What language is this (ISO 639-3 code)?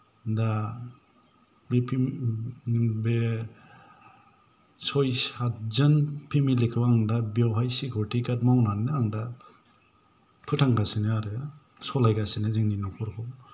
brx